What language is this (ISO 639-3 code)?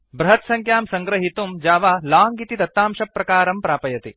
san